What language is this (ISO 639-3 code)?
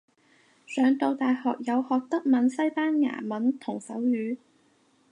yue